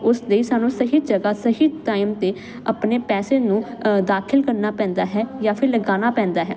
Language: Punjabi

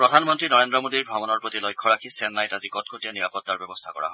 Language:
Assamese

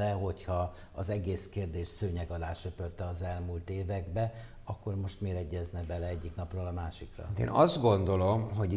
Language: Hungarian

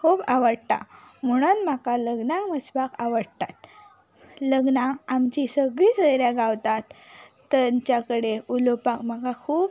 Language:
Konkani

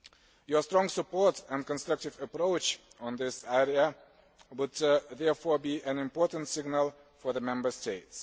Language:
English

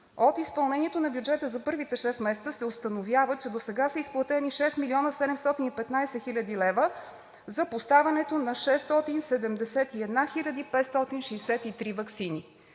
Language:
Bulgarian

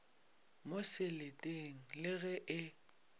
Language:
Northern Sotho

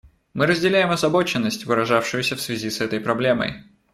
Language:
Russian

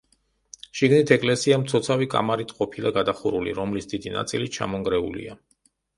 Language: Georgian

